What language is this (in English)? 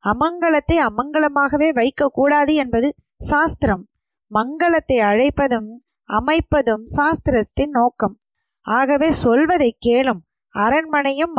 Tamil